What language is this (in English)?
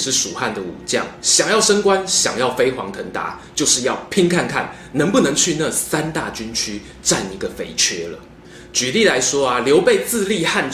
Chinese